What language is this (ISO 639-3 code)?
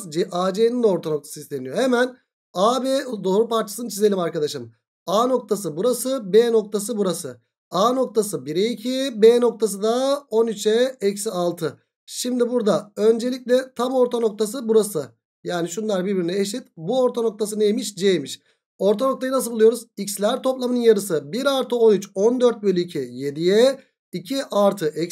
tur